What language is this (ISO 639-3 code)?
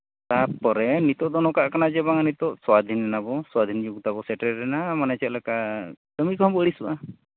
sat